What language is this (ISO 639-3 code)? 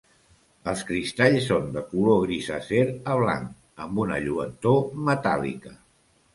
cat